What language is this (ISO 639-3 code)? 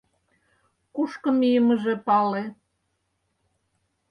chm